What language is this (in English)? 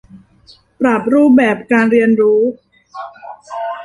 Thai